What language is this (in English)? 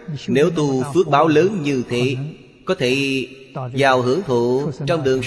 Vietnamese